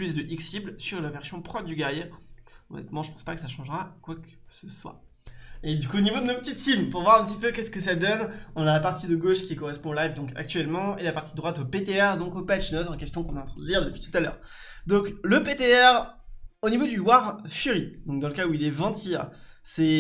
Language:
French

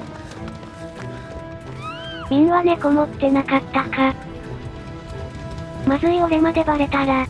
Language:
Japanese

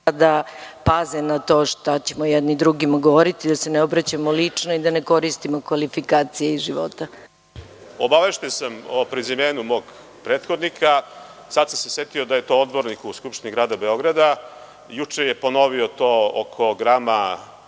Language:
Serbian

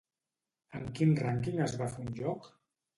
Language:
Catalan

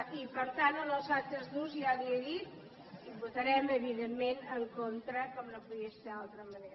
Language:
Catalan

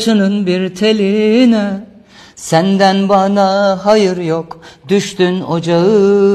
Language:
Turkish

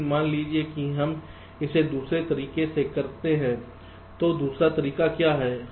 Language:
Hindi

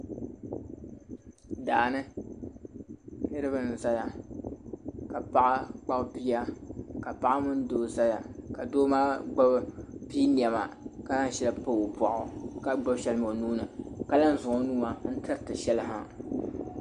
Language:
Dagbani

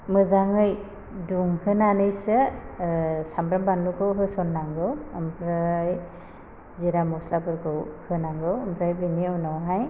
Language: Bodo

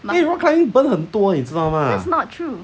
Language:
English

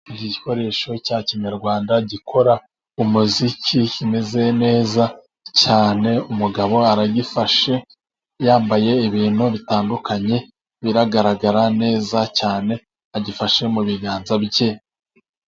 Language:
Kinyarwanda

